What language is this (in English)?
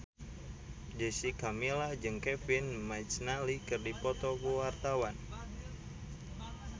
Sundanese